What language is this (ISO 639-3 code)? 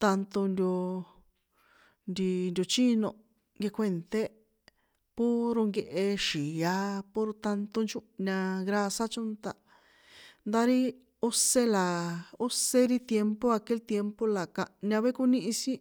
poe